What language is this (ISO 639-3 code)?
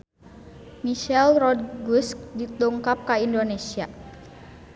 sun